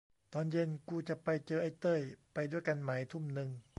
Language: Thai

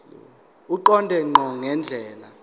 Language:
Zulu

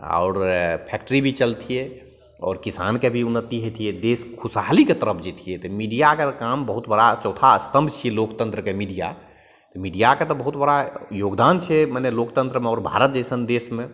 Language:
Maithili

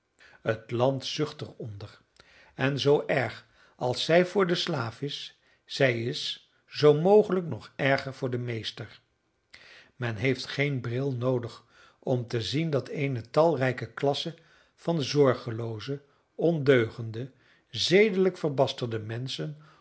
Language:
Dutch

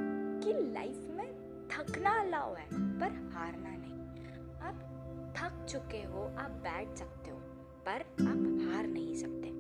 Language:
Hindi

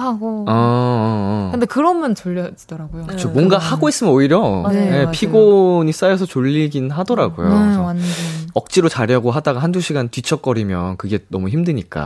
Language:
Korean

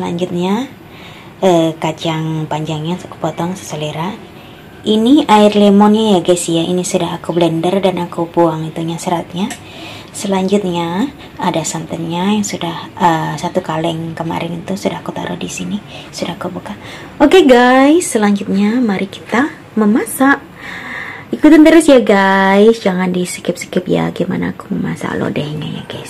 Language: Indonesian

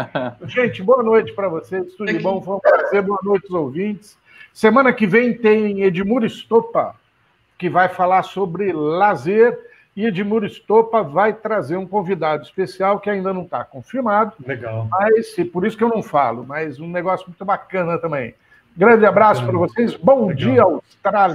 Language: Portuguese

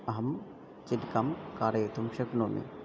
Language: Sanskrit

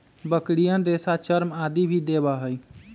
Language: Magahi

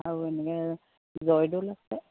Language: Assamese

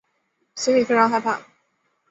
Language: Chinese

